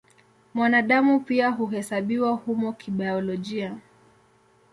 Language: Swahili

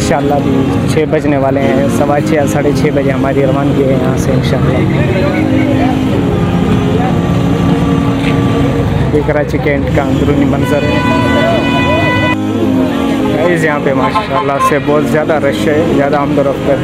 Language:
Hindi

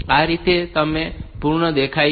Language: Gujarati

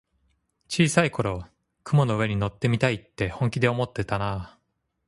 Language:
Japanese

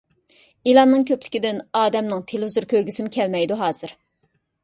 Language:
Uyghur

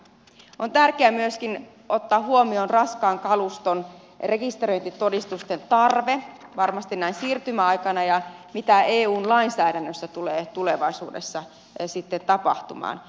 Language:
Finnish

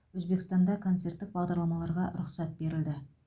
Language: Kazakh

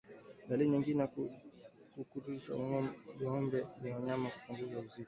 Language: Swahili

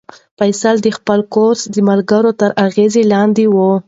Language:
Pashto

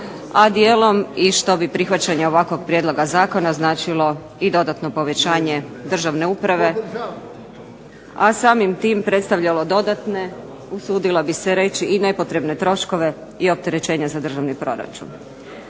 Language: Croatian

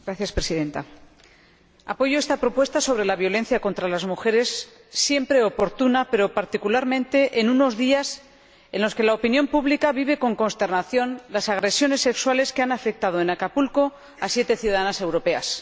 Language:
Spanish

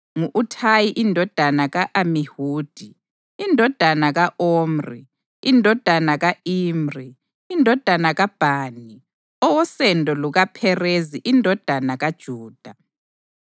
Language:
North Ndebele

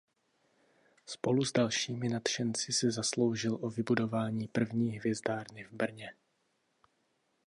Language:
Czech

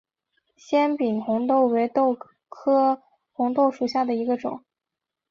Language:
Chinese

